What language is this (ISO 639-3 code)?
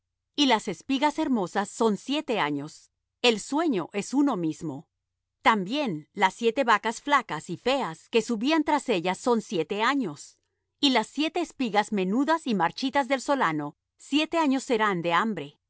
spa